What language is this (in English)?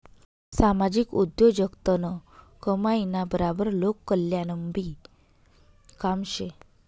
Marathi